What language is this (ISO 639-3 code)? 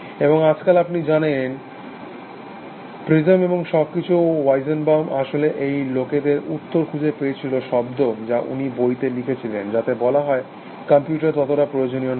ben